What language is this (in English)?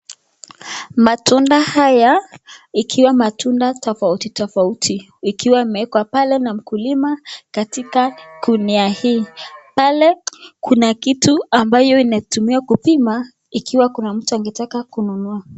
Swahili